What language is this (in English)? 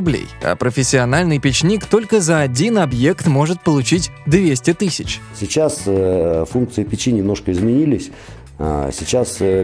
Russian